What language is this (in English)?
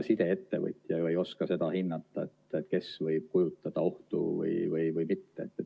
Estonian